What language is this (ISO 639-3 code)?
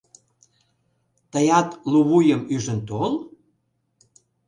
chm